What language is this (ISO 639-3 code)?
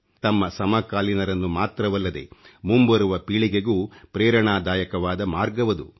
kan